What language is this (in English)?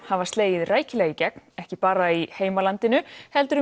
Icelandic